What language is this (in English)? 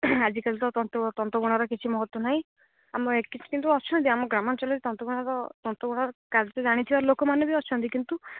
Odia